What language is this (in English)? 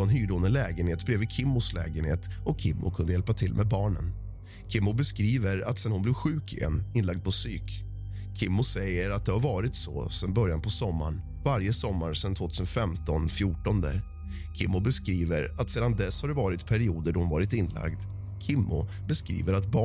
Swedish